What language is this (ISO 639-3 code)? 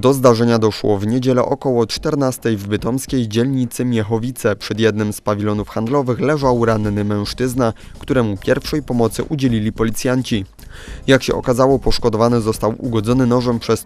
pol